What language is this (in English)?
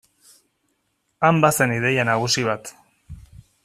Basque